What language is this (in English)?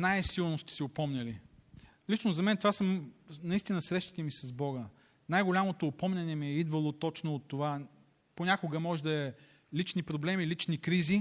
Bulgarian